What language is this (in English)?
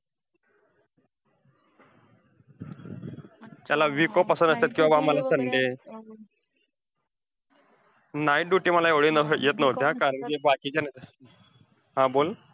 Marathi